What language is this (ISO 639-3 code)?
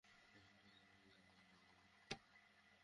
ben